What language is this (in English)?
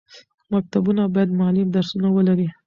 Pashto